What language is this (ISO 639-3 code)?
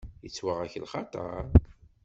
kab